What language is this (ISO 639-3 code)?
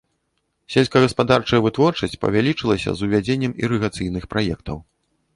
bel